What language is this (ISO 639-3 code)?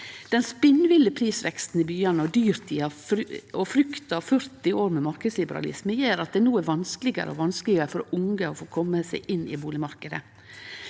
nor